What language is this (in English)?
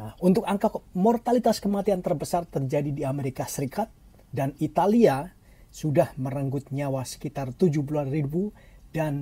Indonesian